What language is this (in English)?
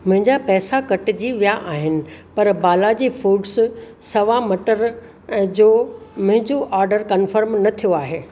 Sindhi